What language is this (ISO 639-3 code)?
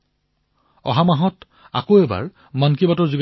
asm